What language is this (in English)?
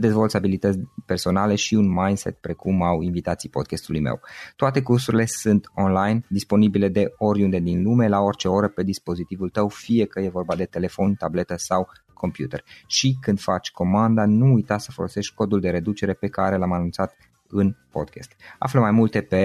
Romanian